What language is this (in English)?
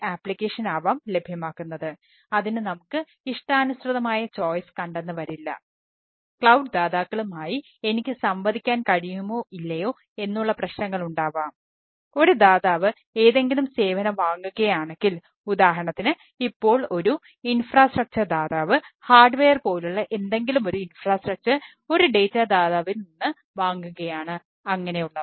Malayalam